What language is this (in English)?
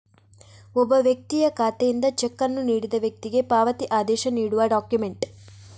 Kannada